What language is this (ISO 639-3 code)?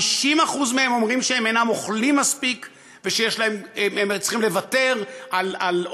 heb